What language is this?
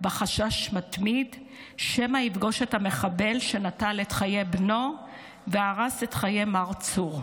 Hebrew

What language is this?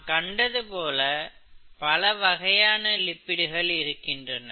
Tamil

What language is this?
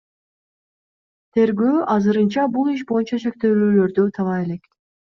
Kyrgyz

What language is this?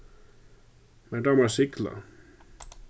Faroese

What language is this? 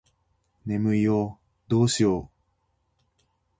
Japanese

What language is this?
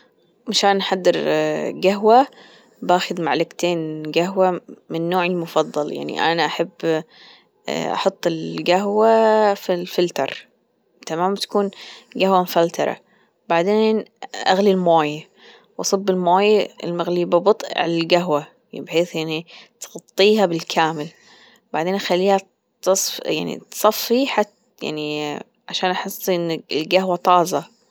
Gulf Arabic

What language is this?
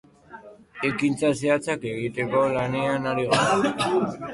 Basque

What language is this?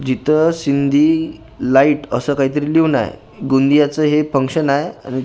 Marathi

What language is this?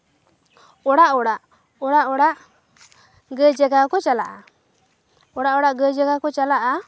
Santali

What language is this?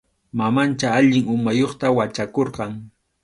Arequipa-La Unión Quechua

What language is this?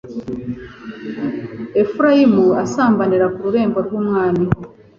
Kinyarwanda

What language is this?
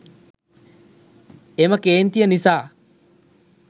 Sinhala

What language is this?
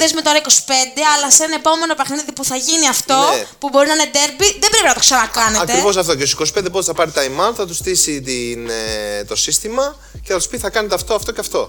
Greek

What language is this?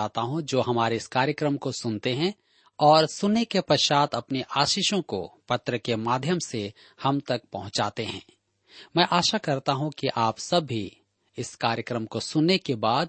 Hindi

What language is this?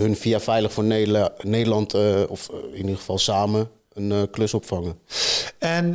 Dutch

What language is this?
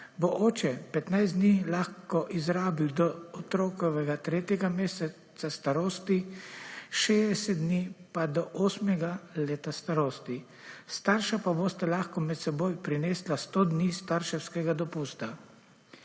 Slovenian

